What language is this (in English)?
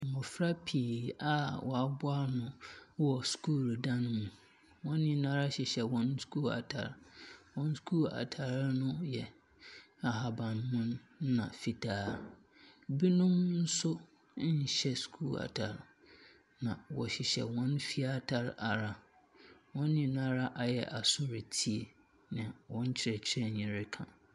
Akan